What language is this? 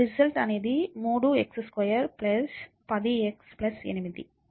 Telugu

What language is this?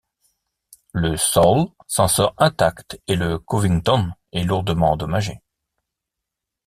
French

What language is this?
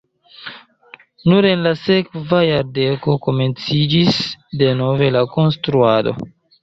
Esperanto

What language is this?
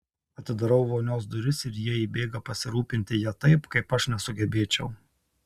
Lithuanian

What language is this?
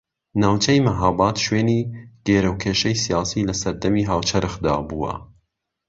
Central Kurdish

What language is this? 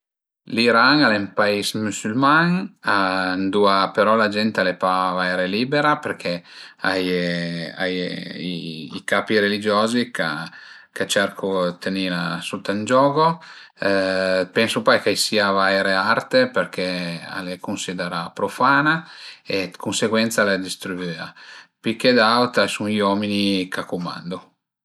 Piedmontese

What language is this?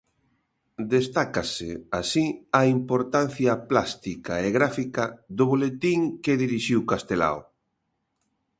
Galician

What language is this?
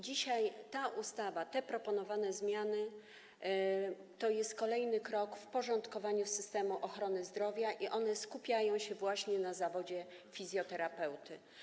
Polish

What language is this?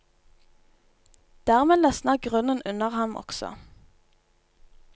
Norwegian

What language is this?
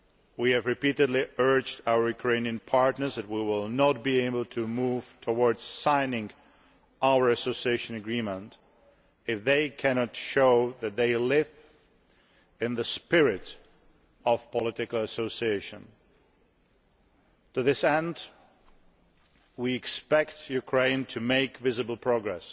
English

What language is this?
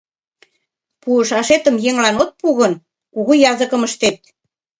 Mari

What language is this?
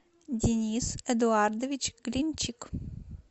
Russian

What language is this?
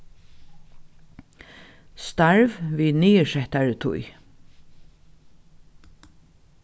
Faroese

